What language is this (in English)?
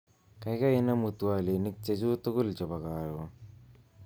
Kalenjin